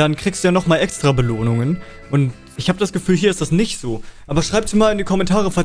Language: German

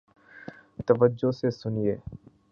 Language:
Urdu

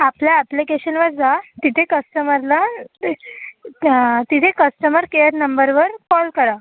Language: Marathi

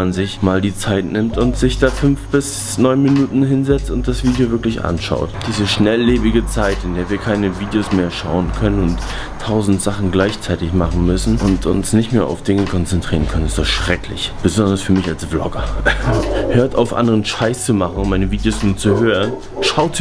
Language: German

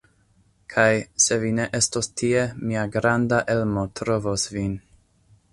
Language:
Esperanto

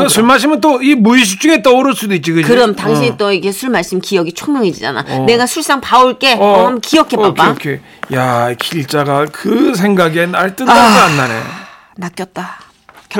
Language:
Korean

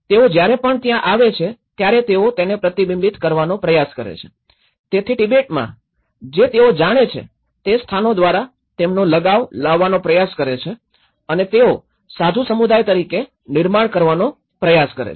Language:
Gujarati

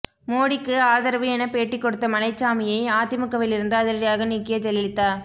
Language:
Tamil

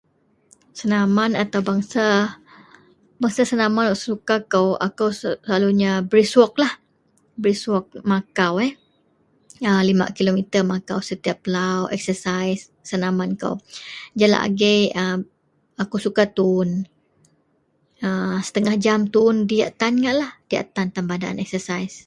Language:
Central Melanau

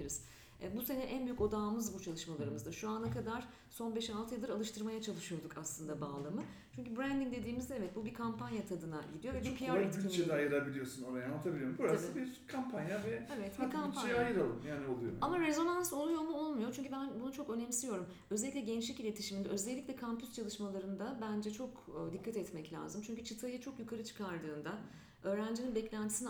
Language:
Turkish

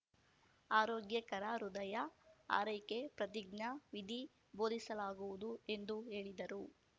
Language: Kannada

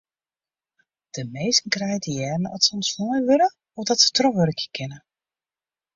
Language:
Western Frisian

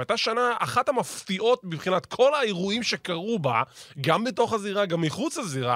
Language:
Hebrew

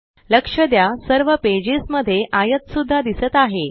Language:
Marathi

